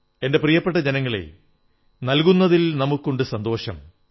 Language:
Malayalam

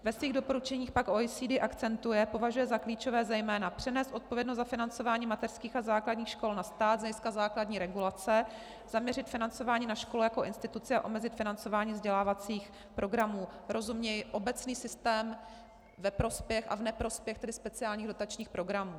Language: Czech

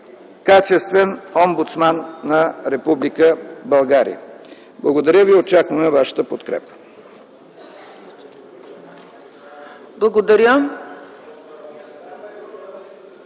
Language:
Bulgarian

